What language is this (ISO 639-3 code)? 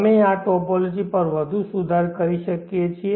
guj